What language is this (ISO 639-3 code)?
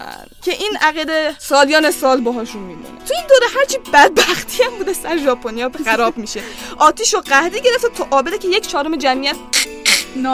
fas